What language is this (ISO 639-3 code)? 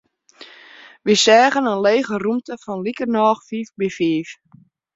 fry